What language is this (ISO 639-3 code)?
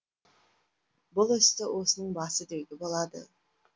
kaz